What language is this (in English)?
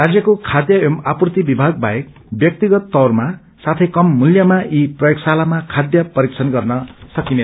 Nepali